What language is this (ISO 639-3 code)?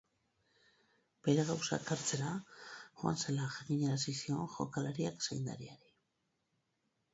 eus